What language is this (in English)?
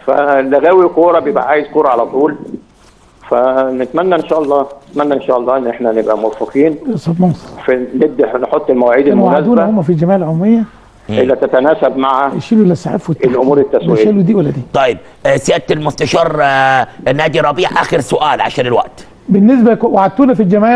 Arabic